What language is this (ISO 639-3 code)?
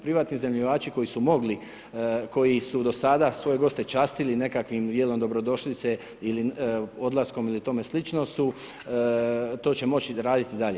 hrv